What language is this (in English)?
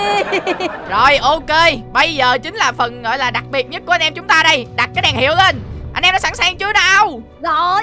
Vietnamese